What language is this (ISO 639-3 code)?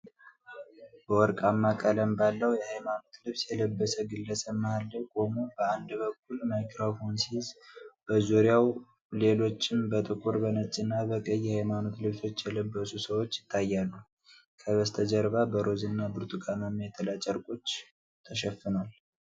amh